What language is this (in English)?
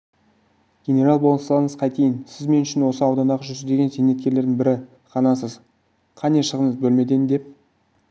Kazakh